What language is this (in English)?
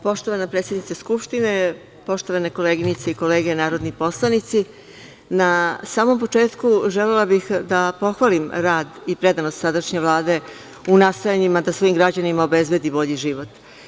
Serbian